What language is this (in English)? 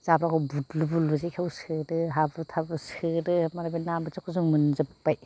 Bodo